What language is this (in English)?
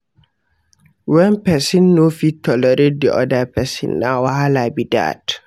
Nigerian Pidgin